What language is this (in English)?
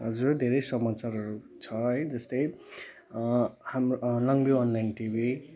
Nepali